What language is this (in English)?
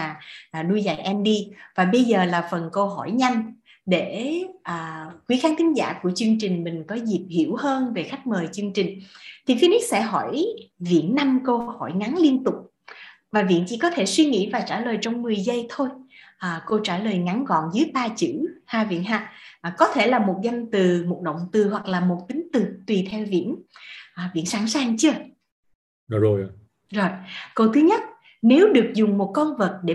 Vietnamese